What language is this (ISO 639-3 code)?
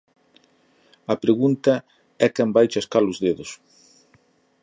glg